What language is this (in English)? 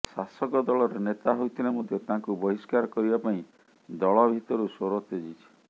Odia